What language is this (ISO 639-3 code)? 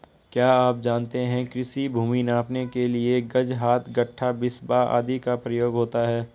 hin